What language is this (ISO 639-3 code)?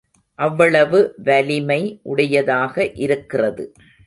tam